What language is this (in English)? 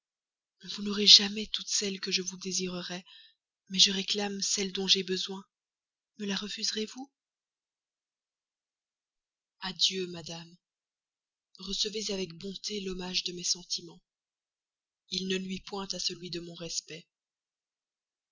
French